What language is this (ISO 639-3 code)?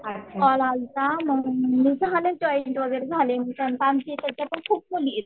mar